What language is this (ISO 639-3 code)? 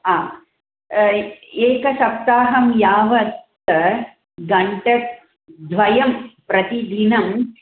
san